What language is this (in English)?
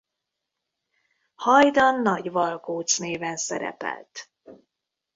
Hungarian